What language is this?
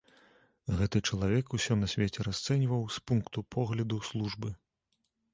Belarusian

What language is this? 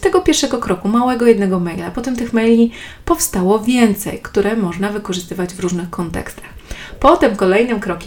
Polish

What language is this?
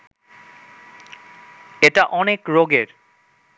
Bangla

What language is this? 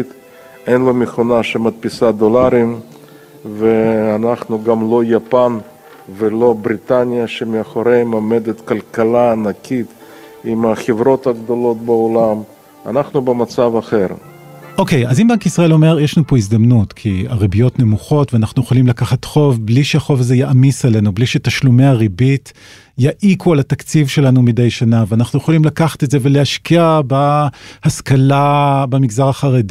Hebrew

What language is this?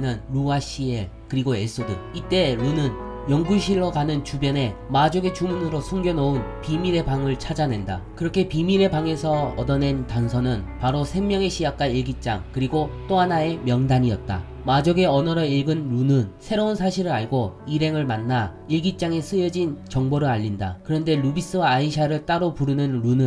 Korean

